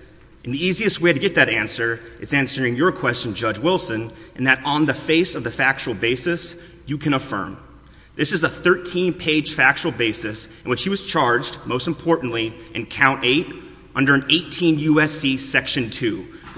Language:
English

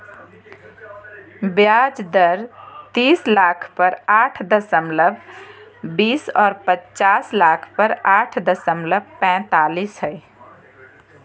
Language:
Magahi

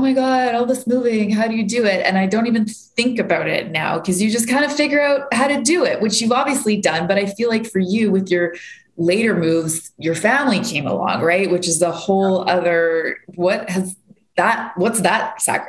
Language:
English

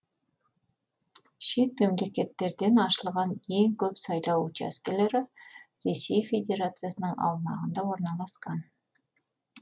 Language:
Kazakh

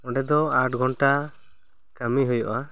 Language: Santali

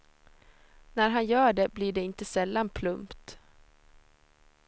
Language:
Swedish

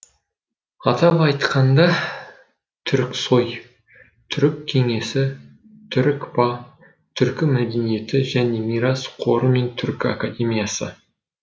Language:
Kazakh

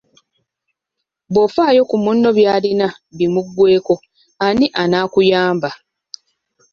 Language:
Ganda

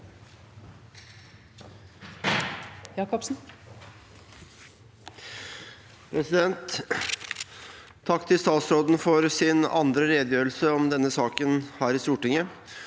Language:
Norwegian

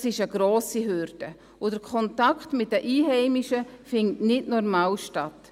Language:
Swiss German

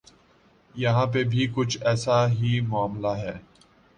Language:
Urdu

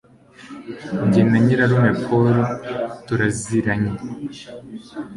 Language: Kinyarwanda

